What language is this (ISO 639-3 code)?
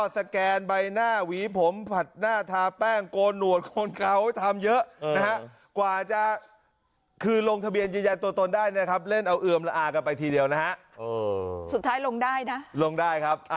tha